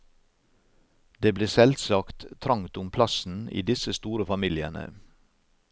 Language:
Norwegian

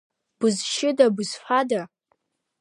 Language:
Abkhazian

